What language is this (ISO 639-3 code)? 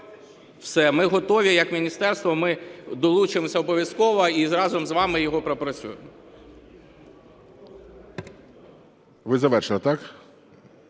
ukr